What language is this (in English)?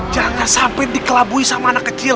Indonesian